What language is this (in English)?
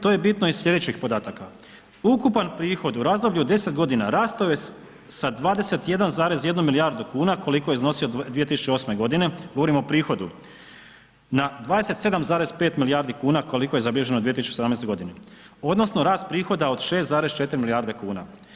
Croatian